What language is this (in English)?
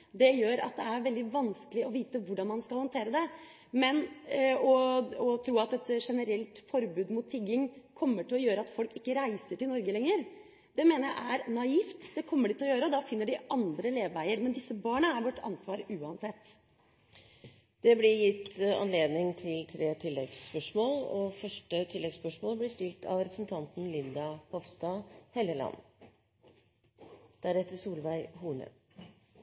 Norwegian Bokmål